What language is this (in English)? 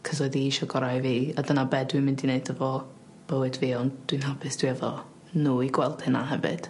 Welsh